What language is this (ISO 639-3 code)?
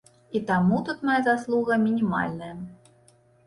bel